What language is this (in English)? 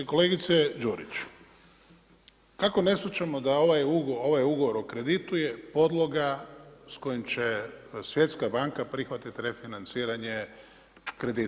Croatian